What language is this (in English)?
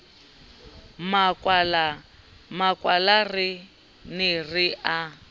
Southern Sotho